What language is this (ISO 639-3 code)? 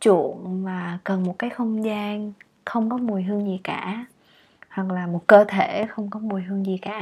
vie